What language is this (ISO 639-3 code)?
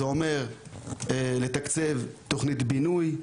heb